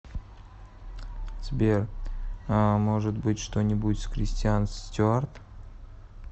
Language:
Russian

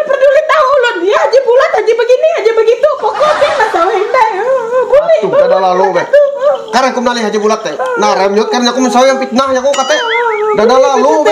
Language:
Indonesian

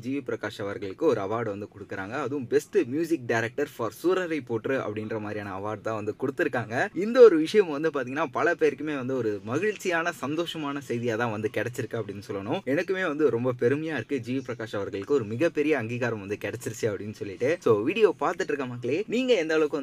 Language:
Tamil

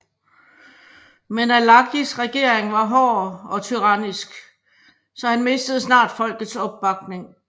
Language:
Danish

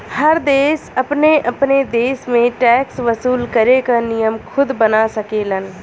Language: Bhojpuri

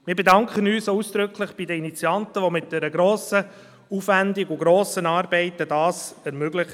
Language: Swiss German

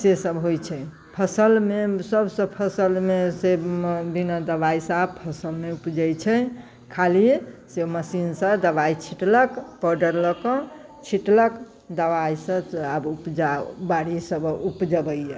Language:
Maithili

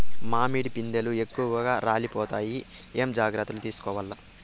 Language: Telugu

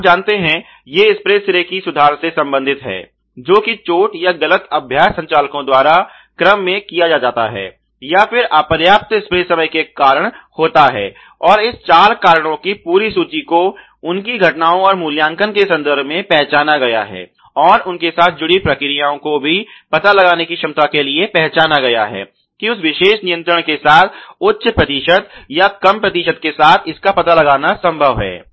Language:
Hindi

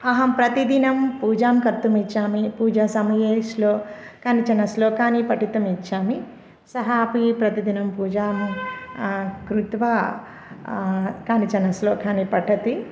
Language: Sanskrit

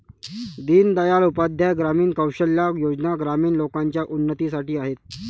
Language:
Marathi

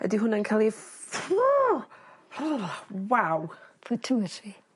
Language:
Welsh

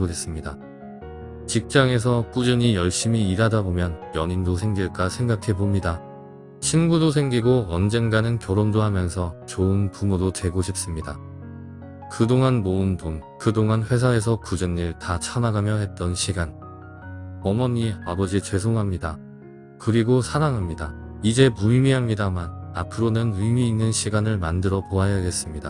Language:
Korean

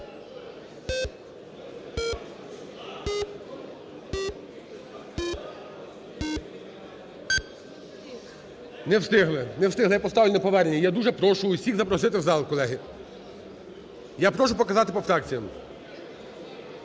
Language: Ukrainian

